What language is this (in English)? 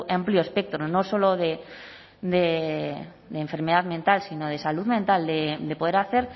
Spanish